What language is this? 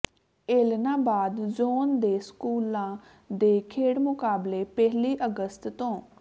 Punjabi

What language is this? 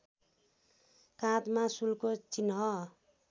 Nepali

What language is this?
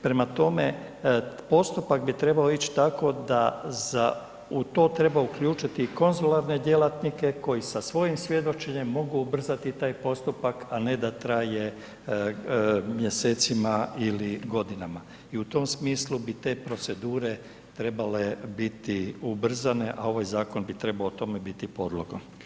Croatian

